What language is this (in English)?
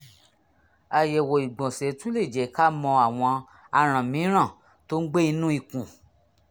Yoruba